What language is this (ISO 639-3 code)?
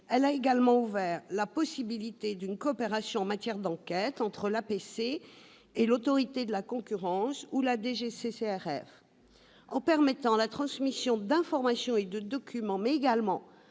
fra